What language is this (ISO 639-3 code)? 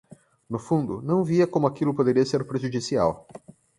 por